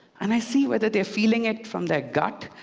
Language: English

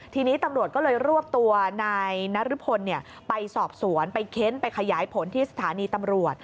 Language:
Thai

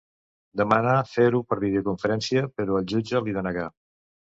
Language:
Catalan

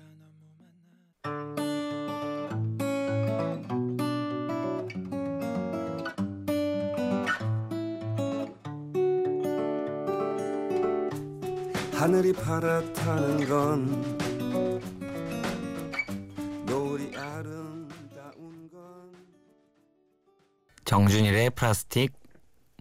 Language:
Korean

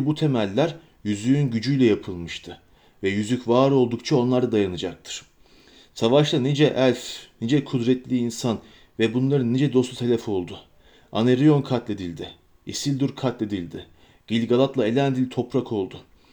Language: Turkish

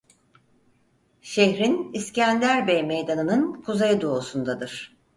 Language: Turkish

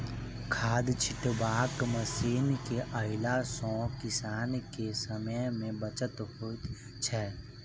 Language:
Maithili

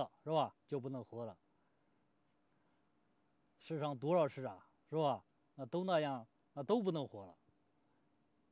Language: Chinese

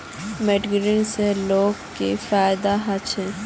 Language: Magahi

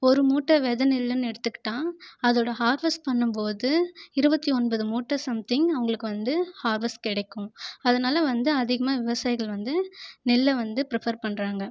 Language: Tamil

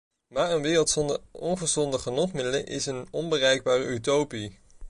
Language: Dutch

